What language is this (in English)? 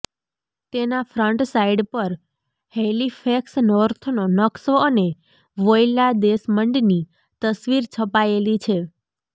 Gujarati